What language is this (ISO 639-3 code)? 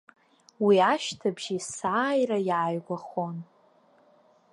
abk